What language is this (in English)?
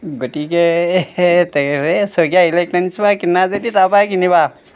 Assamese